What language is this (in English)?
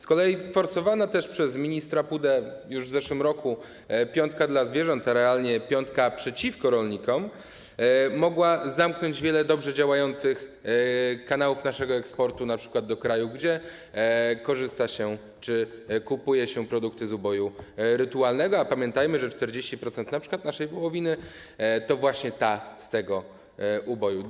Polish